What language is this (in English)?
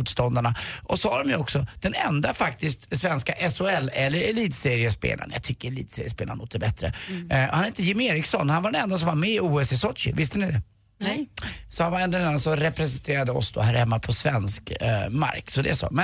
Swedish